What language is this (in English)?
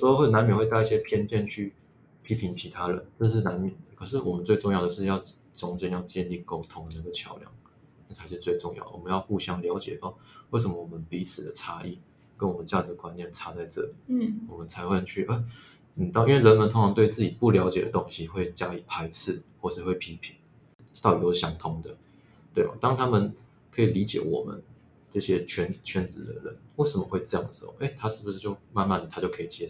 Chinese